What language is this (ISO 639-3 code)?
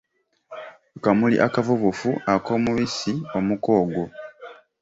lug